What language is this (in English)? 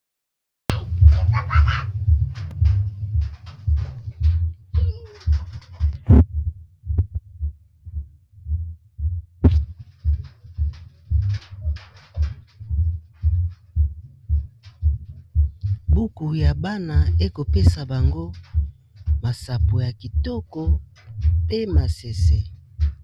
Lingala